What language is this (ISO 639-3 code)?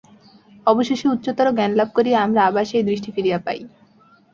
ben